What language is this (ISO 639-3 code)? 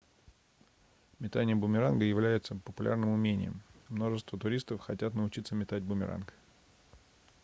rus